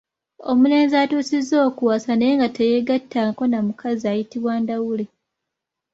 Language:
Ganda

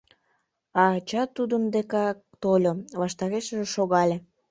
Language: Mari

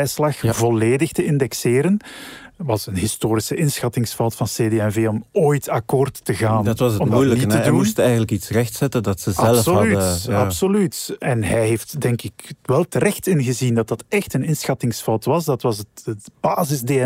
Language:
Dutch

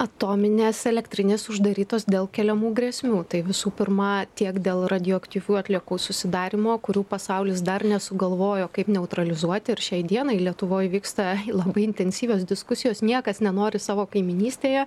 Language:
Lithuanian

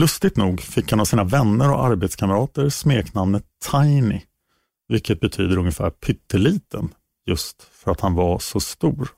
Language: Swedish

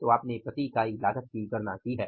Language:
Hindi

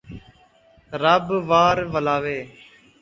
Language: Saraiki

